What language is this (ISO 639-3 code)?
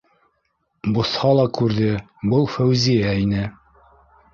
bak